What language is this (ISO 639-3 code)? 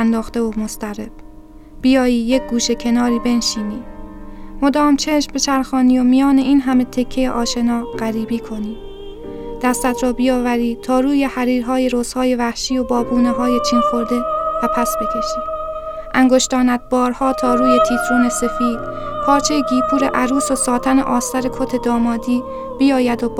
fas